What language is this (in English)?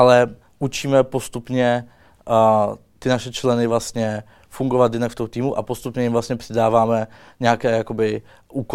Czech